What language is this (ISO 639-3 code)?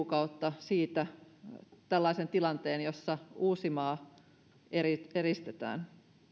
fin